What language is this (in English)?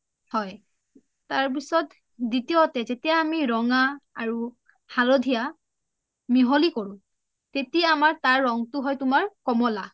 Assamese